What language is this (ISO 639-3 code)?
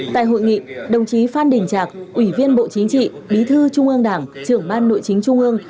vie